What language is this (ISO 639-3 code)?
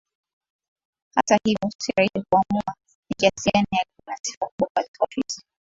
swa